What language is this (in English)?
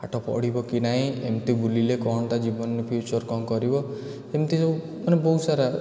Odia